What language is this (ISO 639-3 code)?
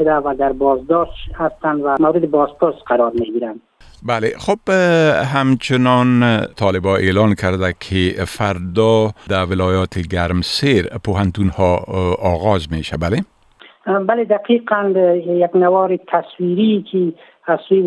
fas